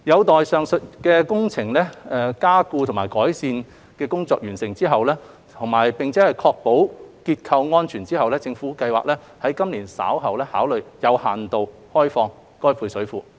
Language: Cantonese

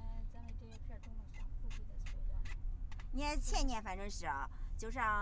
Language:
Chinese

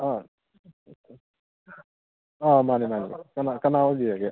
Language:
Manipuri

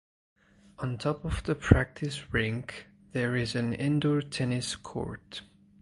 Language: English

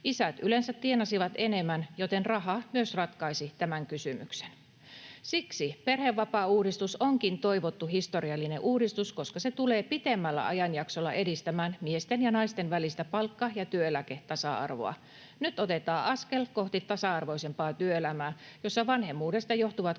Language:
Finnish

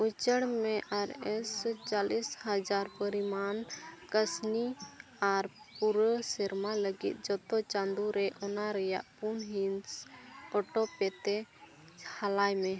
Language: Santali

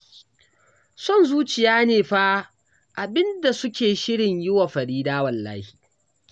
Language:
Hausa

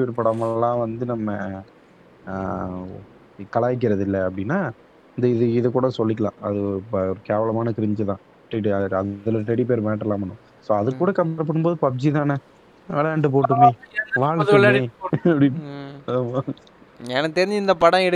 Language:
Tamil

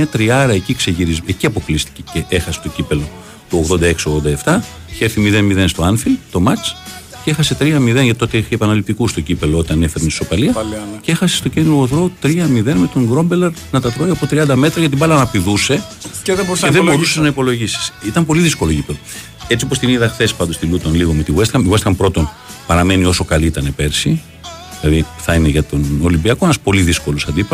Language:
Greek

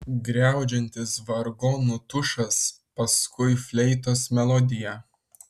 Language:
Lithuanian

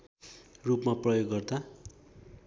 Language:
Nepali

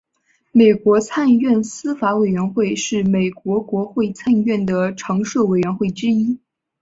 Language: Chinese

